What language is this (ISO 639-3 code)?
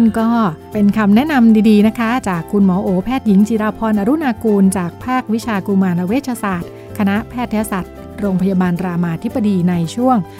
tha